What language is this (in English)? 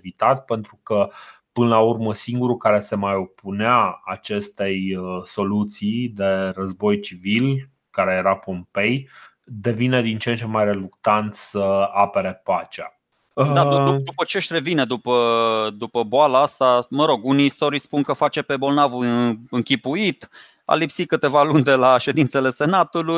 Romanian